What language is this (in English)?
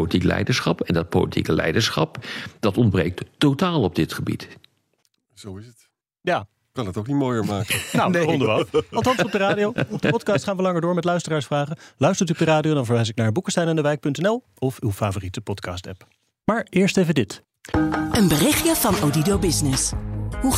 Dutch